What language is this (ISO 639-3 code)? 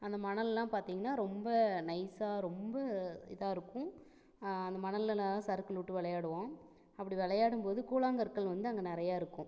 tam